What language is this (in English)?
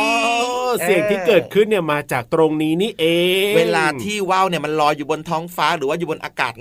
Thai